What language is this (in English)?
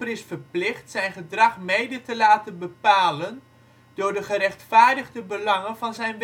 Dutch